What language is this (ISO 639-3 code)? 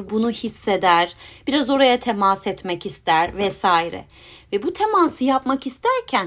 tur